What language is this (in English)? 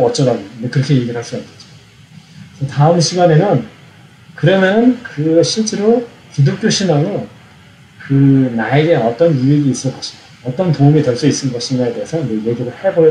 Korean